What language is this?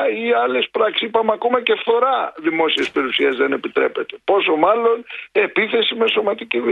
Greek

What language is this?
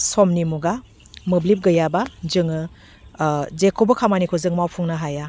Bodo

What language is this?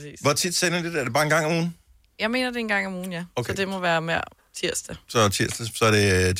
Danish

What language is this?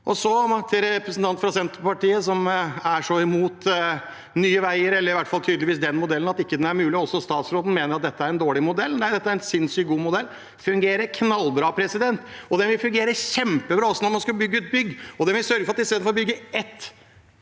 Norwegian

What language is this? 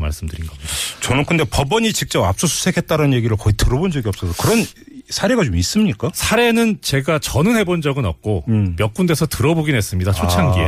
Korean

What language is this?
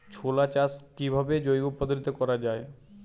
Bangla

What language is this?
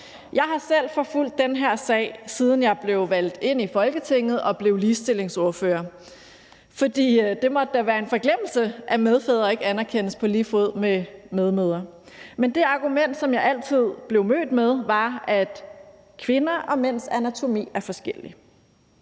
Danish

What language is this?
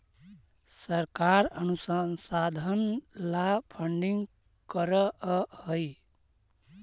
Magahi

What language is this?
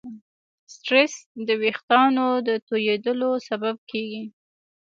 Pashto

